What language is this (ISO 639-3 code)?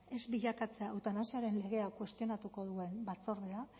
eus